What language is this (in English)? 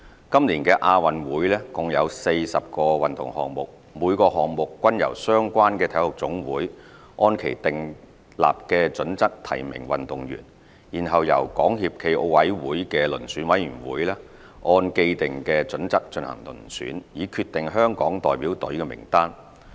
Cantonese